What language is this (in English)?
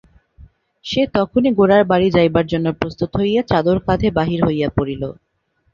Bangla